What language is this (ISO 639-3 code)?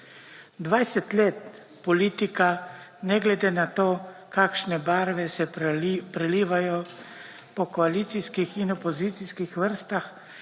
slv